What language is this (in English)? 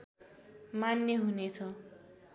Nepali